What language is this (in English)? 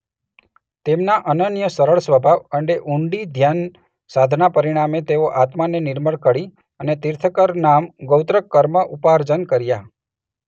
Gujarati